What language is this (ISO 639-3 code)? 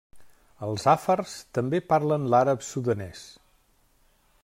cat